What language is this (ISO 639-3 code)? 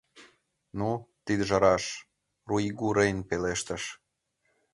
chm